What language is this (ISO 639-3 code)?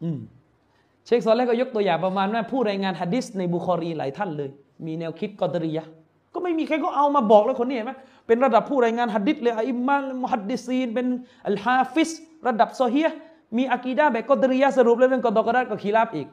tha